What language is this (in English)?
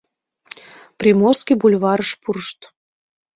Mari